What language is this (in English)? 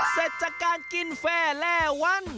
Thai